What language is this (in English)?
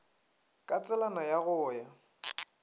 Northern Sotho